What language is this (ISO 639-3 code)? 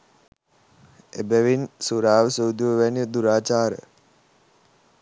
sin